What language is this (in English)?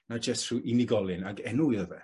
Welsh